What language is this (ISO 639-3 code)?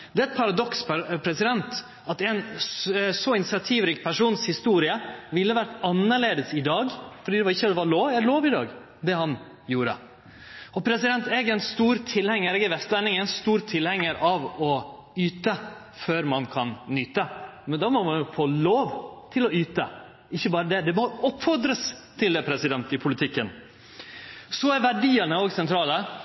nno